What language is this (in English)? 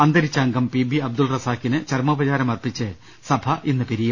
Malayalam